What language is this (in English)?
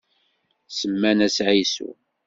Kabyle